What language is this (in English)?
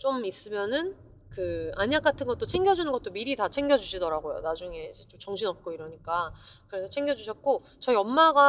Korean